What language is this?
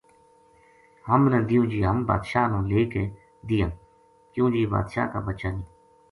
Gujari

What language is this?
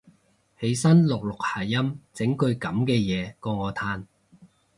Cantonese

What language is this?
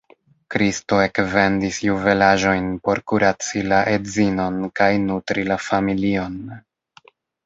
Esperanto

